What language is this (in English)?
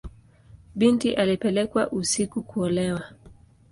Swahili